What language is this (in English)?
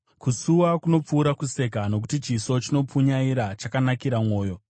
Shona